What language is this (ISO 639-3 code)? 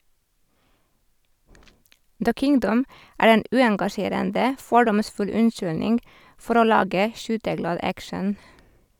nor